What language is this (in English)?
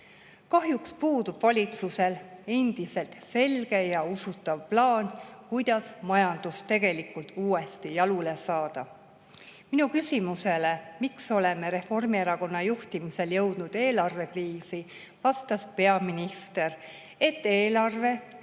Estonian